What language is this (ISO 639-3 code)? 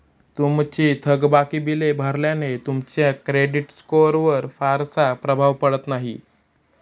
mar